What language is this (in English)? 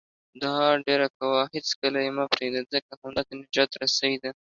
Pashto